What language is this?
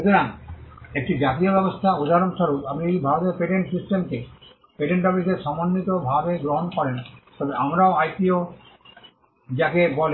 Bangla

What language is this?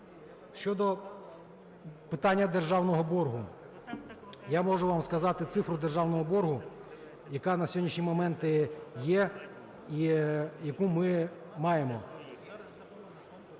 Ukrainian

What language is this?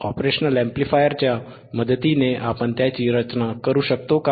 Marathi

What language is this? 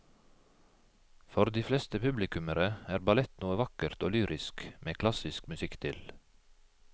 Norwegian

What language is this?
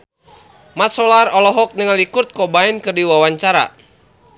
Sundanese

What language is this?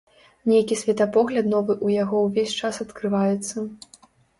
Belarusian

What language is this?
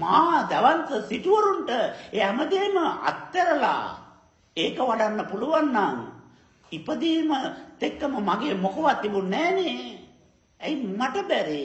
Indonesian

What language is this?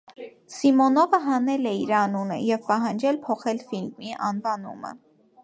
Armenian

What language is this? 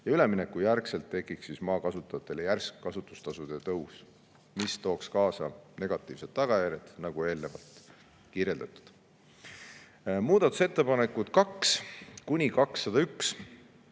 Estonian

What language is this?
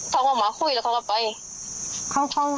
Thai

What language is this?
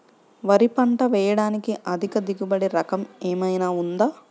Telugu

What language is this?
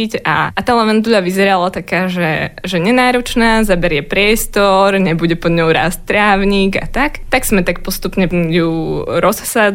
Slovak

